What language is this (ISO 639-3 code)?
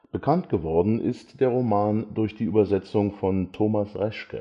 deu